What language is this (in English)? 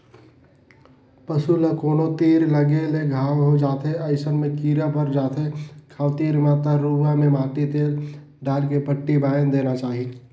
Chhattisgarhi